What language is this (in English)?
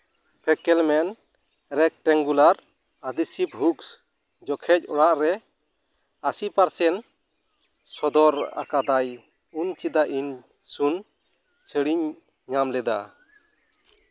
Santali